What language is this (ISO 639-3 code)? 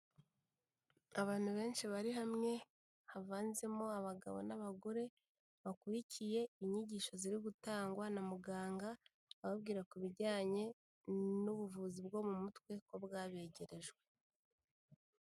kin